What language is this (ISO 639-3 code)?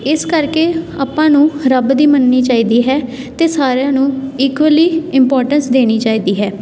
pan